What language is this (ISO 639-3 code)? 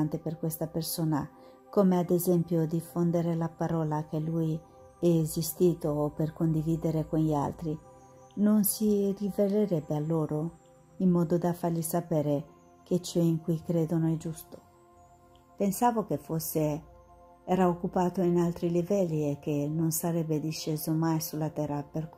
ita